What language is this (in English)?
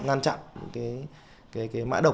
Vietnamese